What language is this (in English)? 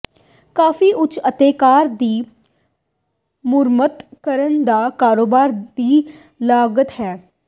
Punjabi